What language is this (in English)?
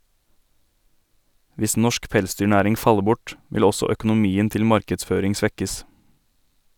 Norwegian